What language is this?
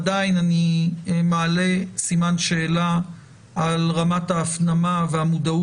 Hebrew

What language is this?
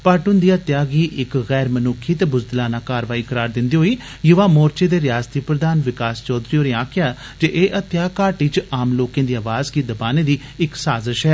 Dogri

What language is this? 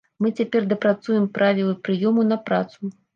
Belarusian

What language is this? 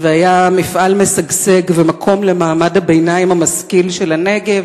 Hebrew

